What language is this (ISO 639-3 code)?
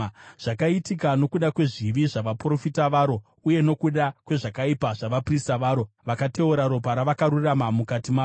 sna